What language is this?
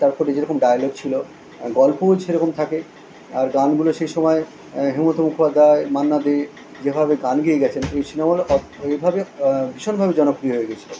Bangla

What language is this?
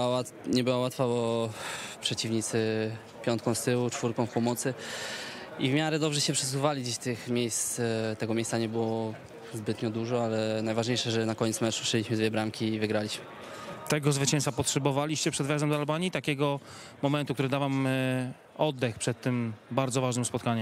Polish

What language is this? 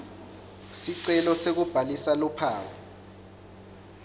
Swati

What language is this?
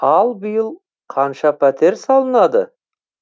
Kazakh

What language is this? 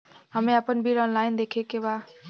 Bhojpuri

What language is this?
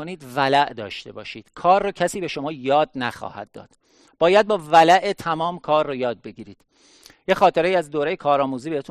Persian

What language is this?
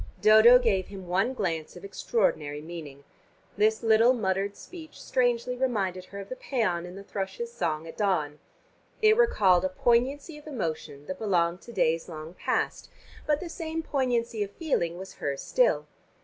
English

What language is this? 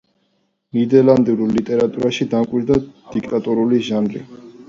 Georgian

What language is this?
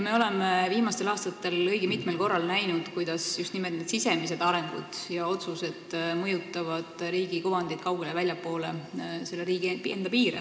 Estonian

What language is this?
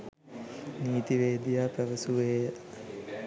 Sinhala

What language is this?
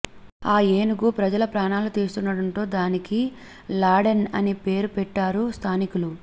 Telugu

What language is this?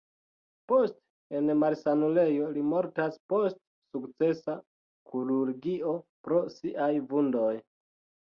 Esperanto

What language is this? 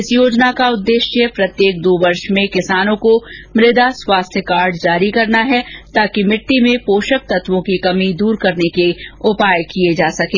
Hindi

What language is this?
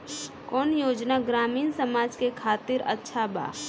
Bhojpuri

